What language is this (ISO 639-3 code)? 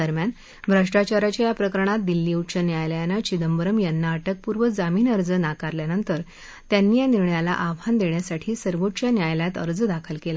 mar